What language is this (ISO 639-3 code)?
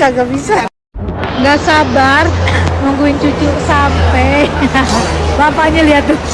ind